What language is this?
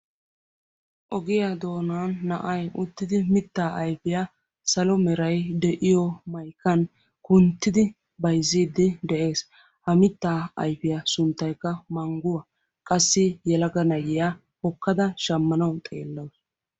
Wolaytta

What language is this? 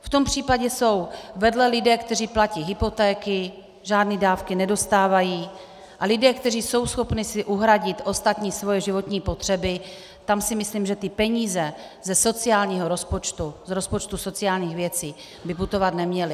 Czech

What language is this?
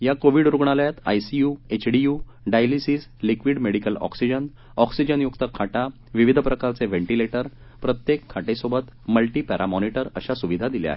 Marathi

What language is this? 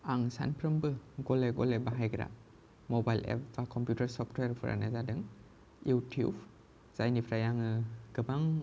Bodo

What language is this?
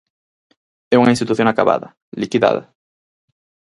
Galician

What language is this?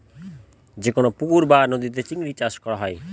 Bangla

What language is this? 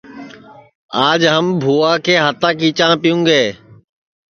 Sansi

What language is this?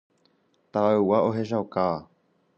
Guarani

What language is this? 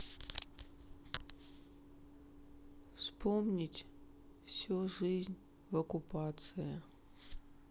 Russian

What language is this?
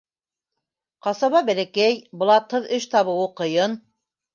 Bashkir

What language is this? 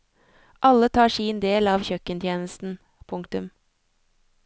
Norwegian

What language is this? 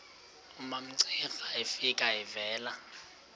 Xhosa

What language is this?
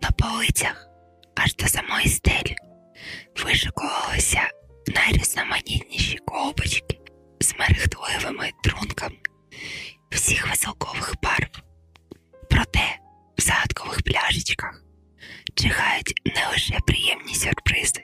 Ukrainian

